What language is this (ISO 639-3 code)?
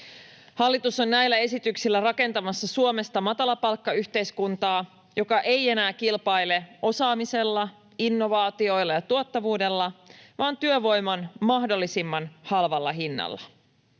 fin